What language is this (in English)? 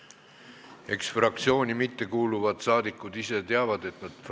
Estonian